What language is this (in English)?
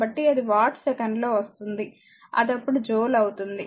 Telugu